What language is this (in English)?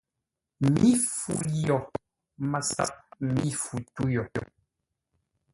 Ngombale